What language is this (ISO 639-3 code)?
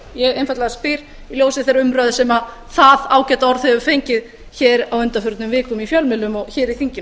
isl